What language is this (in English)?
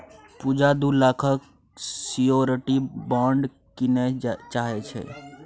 Maithili